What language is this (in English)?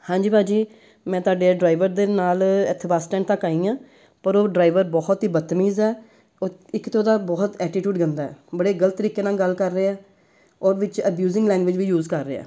Punjabi